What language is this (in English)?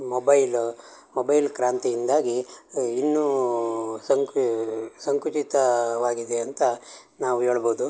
Kannada